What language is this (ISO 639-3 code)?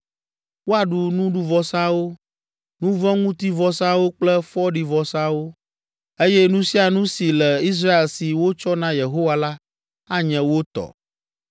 ewe